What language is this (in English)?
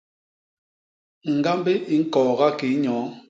Basaa